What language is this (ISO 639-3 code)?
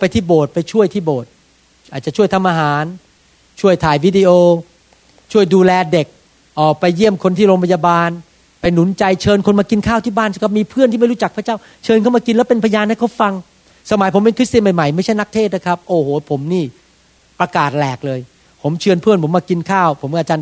tha